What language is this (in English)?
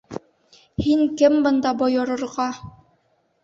Bashkir